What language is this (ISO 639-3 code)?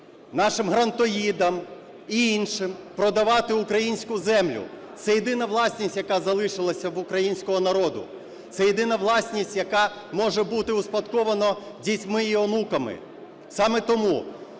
ukr